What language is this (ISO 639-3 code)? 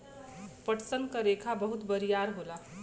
bho